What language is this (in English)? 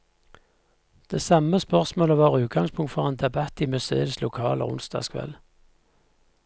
Norwegian